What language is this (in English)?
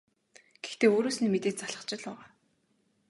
Mongolian